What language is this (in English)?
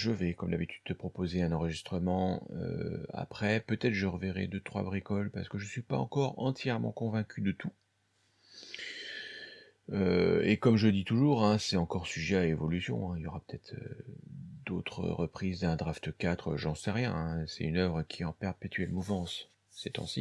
French